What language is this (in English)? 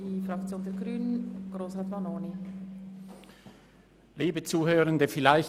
Swiss German